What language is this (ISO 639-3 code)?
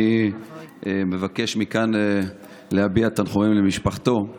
heb